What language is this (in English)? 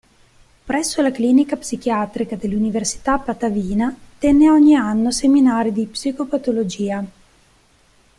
Italian